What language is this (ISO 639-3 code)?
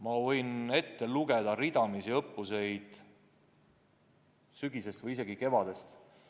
est